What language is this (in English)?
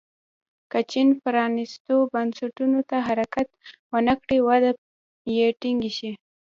Pashto